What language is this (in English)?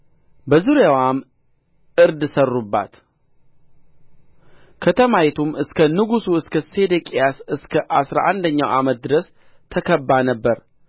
Amharic